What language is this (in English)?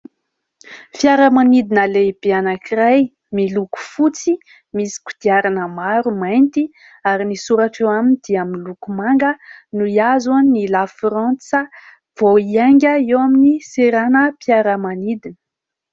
Malagasy